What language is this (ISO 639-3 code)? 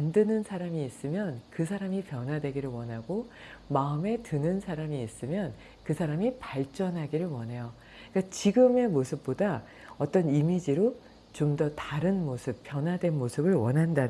kor